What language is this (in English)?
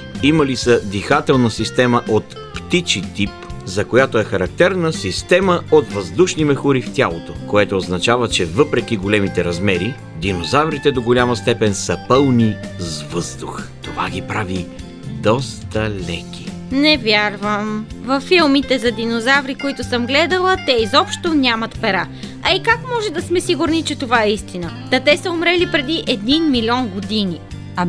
Bulgarian